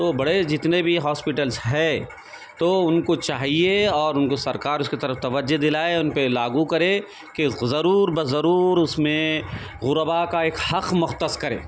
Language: Urdu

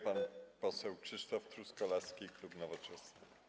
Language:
Polish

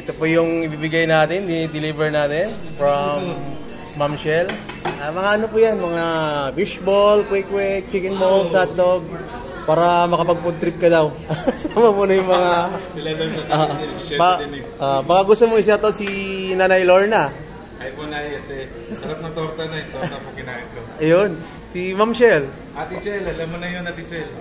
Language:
Filipino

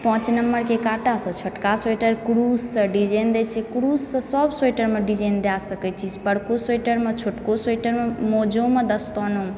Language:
Maithili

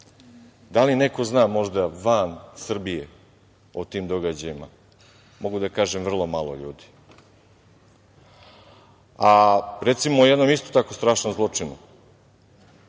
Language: Serbian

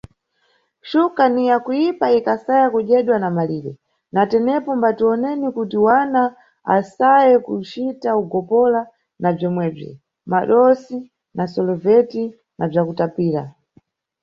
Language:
Nyungwe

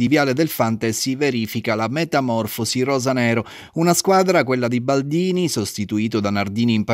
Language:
Italian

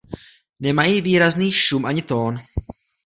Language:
Czech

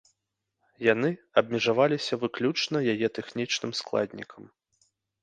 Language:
Belarusian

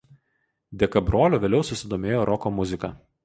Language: Lithuanian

